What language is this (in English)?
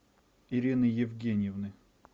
Russian